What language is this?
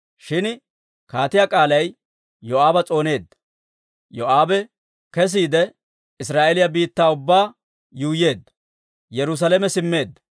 Dawro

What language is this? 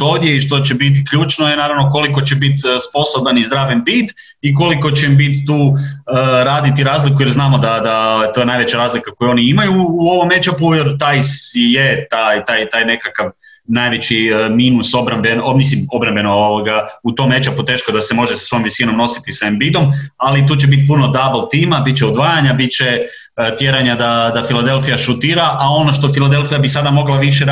Croatian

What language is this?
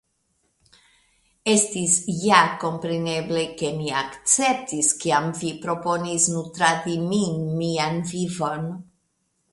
Esperanto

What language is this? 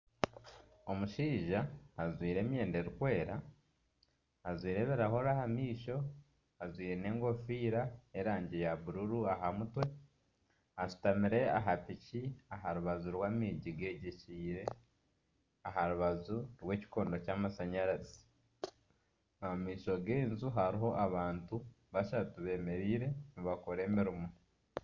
Nyankole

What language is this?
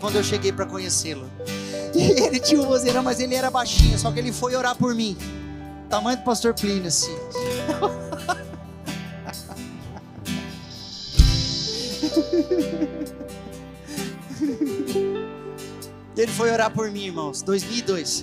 Portuguese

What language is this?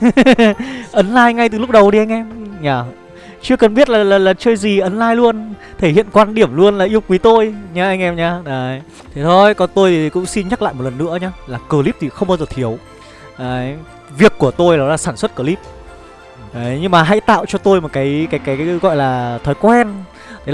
Vietnamese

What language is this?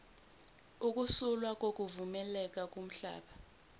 Zulu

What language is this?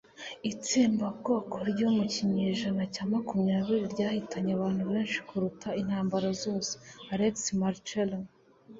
Kinyarwanda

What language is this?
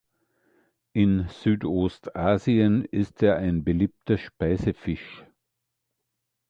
German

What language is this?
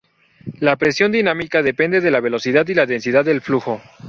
Spanish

